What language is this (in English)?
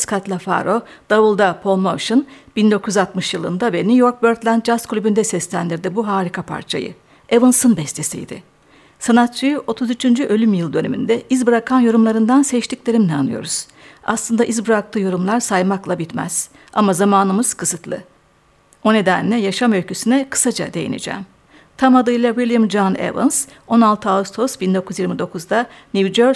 Turkish